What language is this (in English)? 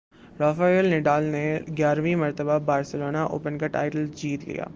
Urdu